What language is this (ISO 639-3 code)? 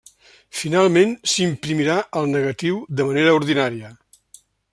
cat